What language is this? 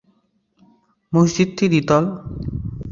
Bangla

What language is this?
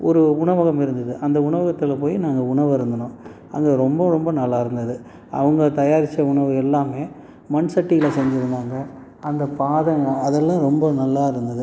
Tamil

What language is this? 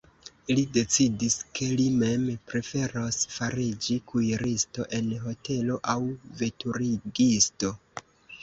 Esperanto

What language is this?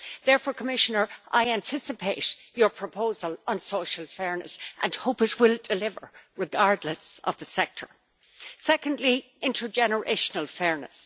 English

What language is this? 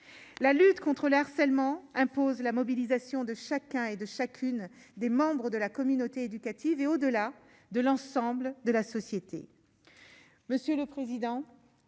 French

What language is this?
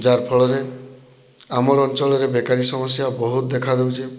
Odia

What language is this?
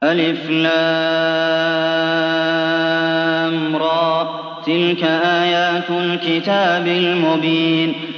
Arabic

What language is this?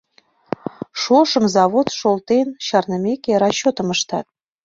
Mari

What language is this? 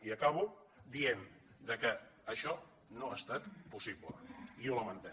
Catalan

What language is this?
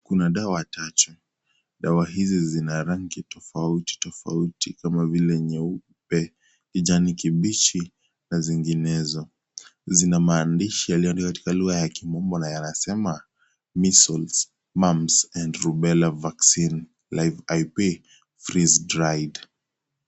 Swahili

